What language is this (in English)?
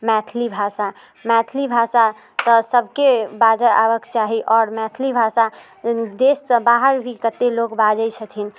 Maithili